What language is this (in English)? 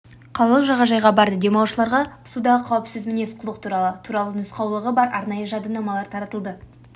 Kazakh